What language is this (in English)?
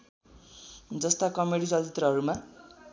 Nepali